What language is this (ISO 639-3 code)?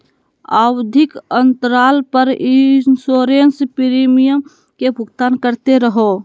mag